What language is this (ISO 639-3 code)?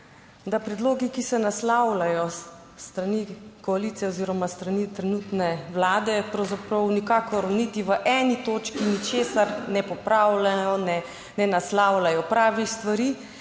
slv